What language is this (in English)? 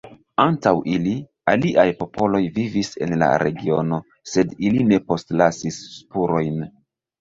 Esperanto